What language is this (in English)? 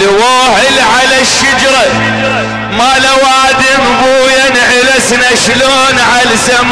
Arabic